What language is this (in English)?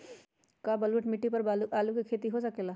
Magahi